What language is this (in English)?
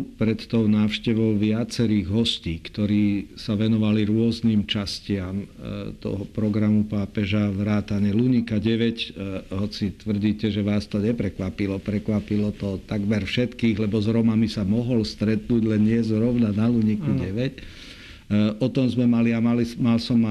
Slovak